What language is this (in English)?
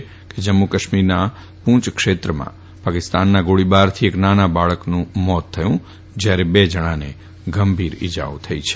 Gujarati